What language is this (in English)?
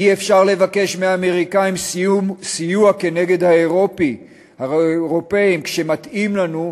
Hebrew